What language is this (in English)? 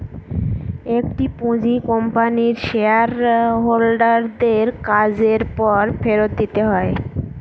Bangla